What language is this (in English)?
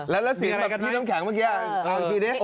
Thai